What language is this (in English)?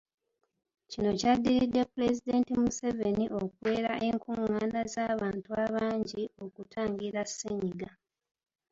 Ganda